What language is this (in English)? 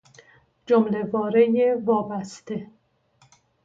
Persian